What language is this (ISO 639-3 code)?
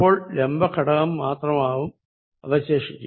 mal